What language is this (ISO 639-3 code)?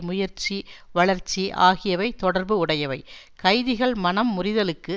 tam